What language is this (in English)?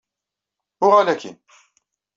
Kabyle